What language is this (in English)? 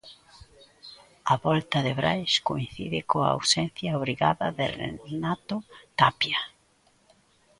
Galician